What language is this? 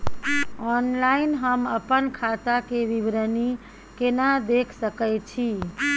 Maithili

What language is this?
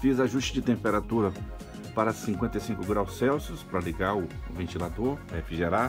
Portuguese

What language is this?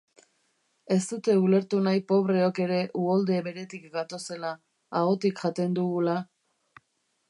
Basque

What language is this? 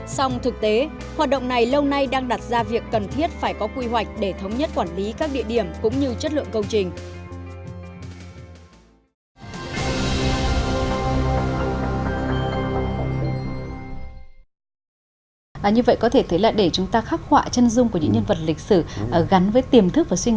Vietnamese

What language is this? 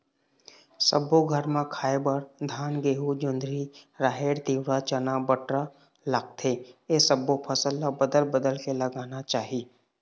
Chhattisgarhi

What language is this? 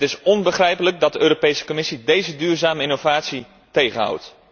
Dutch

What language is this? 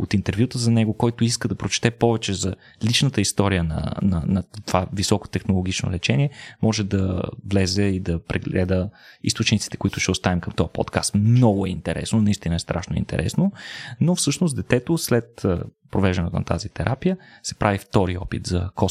Bulgarian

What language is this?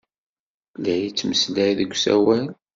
Kabyle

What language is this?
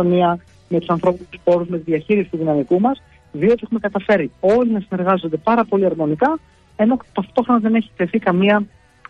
Greek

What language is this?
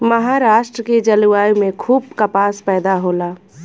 Bhojpuri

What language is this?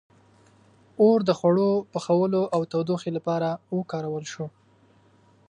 Pashto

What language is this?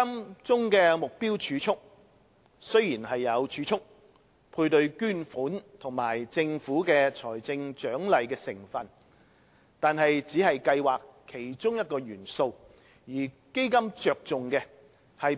Cantonese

